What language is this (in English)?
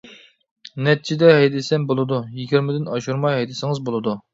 Uyghur